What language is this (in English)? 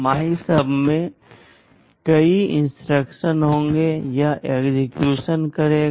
Hindi